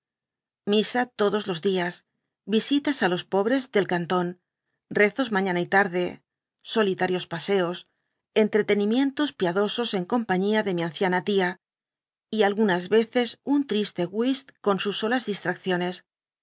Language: Spanish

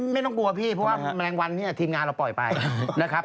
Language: Thai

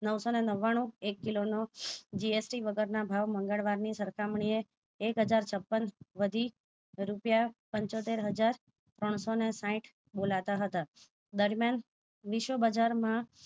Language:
Gujarati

